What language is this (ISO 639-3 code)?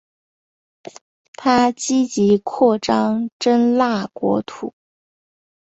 zho